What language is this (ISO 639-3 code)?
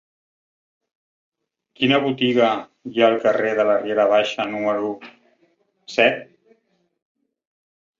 cat